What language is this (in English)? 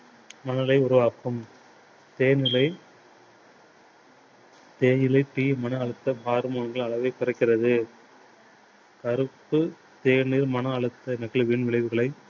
Tamil